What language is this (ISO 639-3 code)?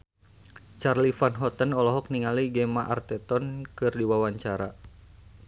sun